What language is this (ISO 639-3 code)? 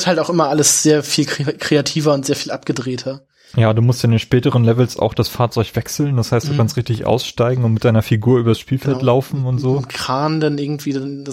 deu